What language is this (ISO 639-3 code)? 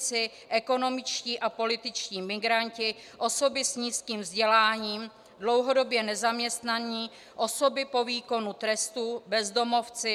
ces